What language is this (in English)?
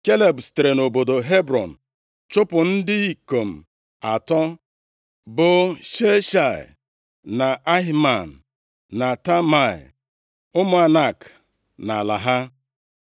Igbo